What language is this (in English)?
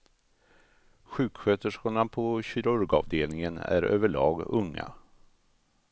Swedish